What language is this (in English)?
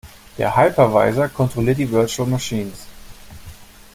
German